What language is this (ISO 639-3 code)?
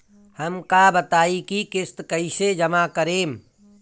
bho